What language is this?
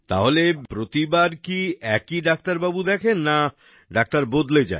Bangla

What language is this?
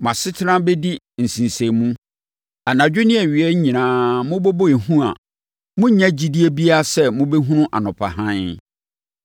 Akan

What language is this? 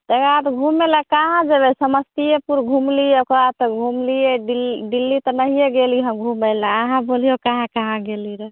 Maithili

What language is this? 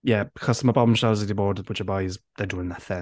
Welsh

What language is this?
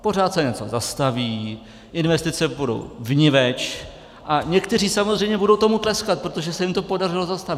Czech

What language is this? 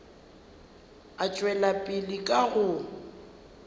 Northern Sotho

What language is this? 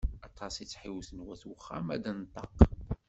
Kabyle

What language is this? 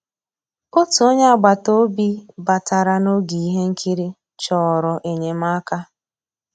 Igbo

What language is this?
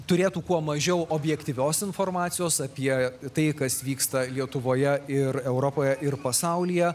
Lithuanian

